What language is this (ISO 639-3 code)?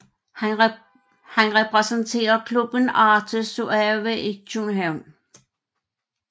dan